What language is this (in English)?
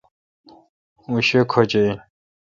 Kalkoti